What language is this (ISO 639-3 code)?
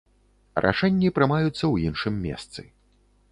bel